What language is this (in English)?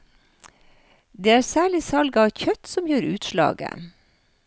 Norwegian